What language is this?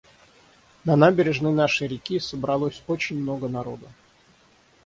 Russian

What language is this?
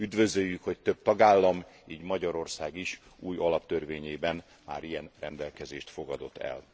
Hungarian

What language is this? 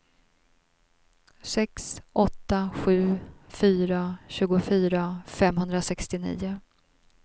Swedish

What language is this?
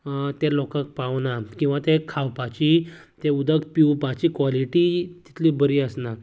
Konkani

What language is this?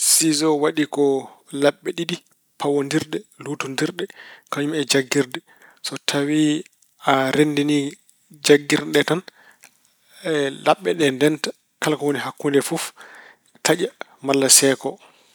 Fula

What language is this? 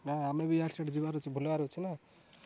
Odia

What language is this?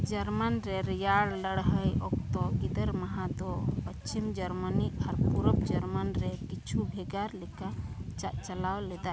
Santali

